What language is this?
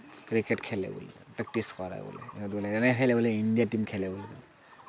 Assamese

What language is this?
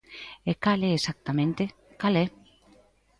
Galician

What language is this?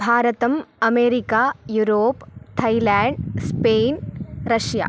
Sanskrit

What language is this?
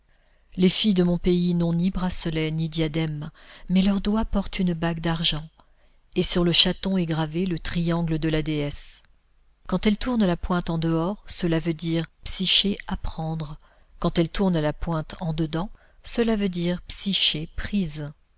French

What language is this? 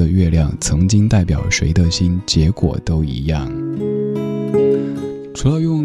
Chinese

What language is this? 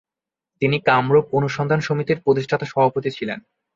Bangla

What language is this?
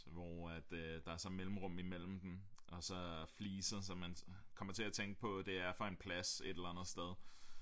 Danish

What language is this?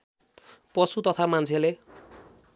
Nepali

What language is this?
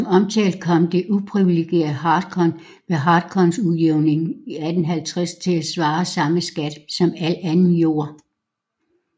Danish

